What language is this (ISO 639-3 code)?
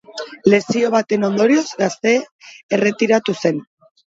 eus